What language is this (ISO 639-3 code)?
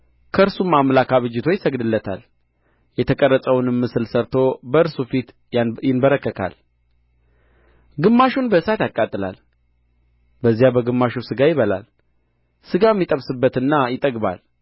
amh